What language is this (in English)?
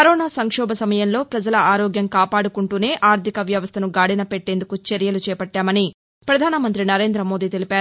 Telugu